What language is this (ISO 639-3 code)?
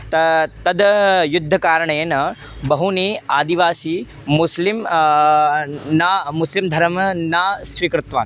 san